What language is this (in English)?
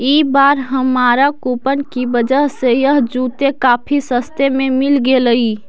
Magahi